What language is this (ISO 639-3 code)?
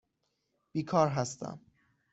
fas